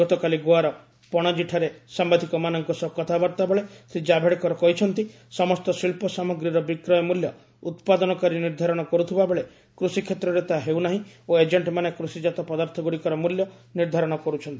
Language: Odia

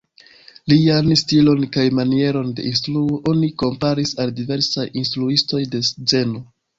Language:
Esperanto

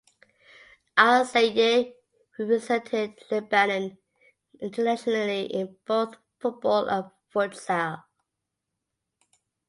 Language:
English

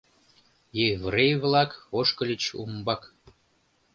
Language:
Mari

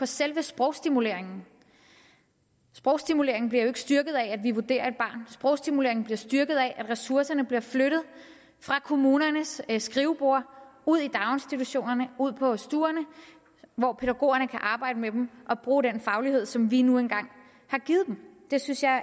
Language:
Danish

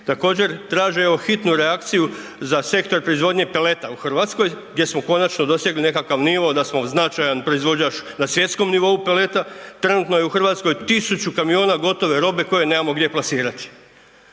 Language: Croatian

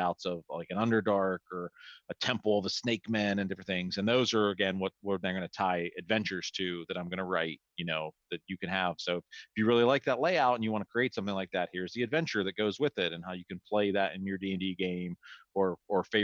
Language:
English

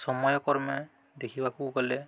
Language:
Odia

